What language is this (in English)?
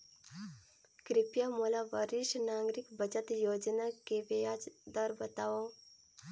Chhattisgarhi